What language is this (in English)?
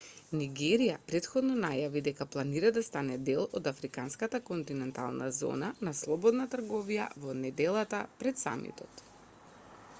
Macedonian